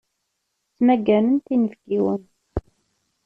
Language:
Kabyle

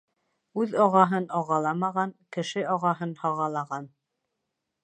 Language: Bashkir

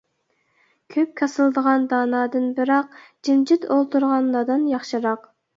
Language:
Uyghur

